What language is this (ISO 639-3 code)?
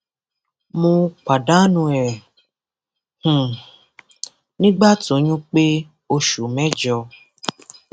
yor